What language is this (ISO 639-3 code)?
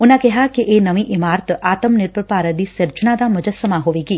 pan